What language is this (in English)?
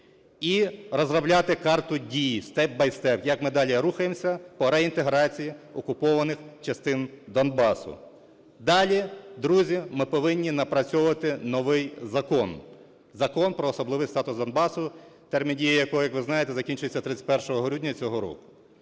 Ukrainian